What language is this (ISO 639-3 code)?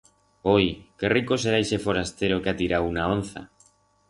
arg